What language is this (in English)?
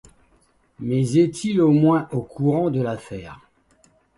French